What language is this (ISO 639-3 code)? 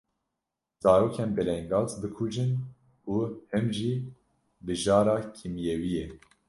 kur